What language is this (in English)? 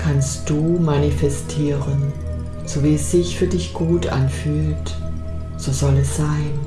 German